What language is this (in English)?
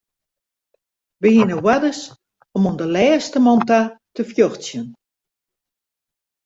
Western Frisian